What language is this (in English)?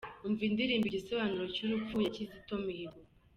Kinyarwanda